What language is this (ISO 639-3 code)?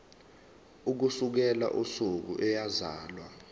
zul